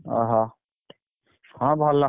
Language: Odia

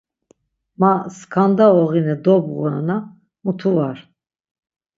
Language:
Laz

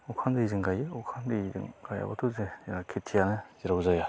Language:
Bodo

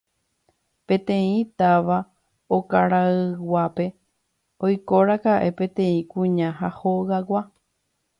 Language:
Guarani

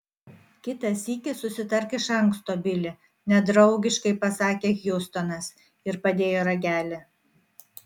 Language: Lithuanian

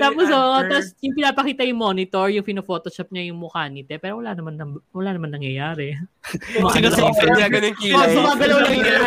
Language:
Filipino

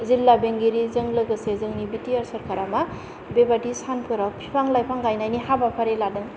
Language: Bodo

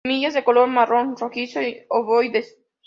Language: Spanish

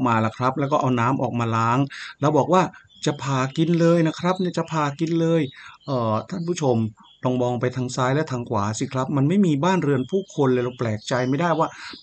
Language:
Thai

